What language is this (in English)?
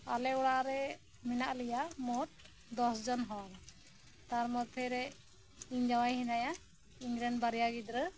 Santali